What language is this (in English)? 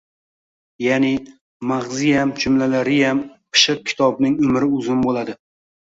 Uzbek